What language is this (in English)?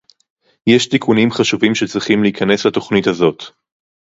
Hebrew